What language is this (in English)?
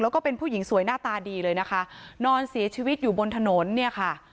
Thai